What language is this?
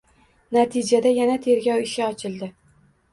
Uzbek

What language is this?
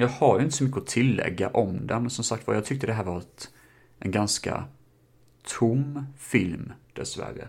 Swedish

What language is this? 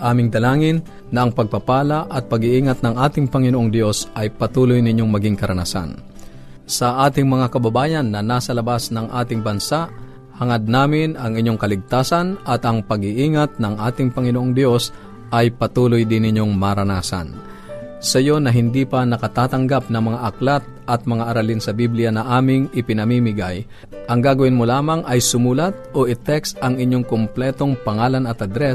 Filipino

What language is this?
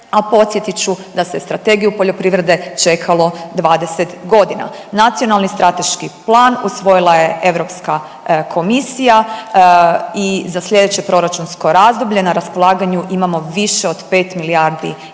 Croatian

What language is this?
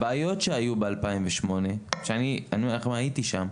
Hebrew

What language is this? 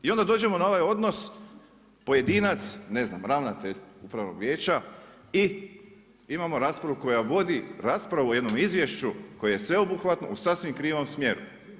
Croatian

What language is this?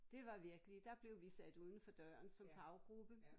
Danish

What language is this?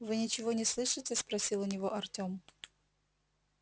Russian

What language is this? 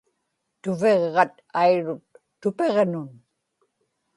Inupiaq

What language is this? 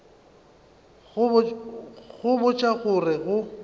Northern Sotho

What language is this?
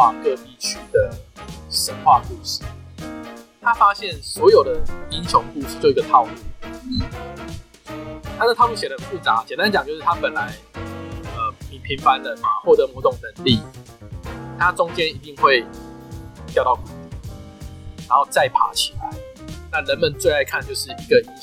Chinese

